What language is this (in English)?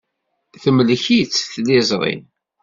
Kabyle